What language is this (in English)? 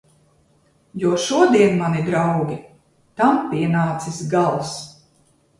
Latvian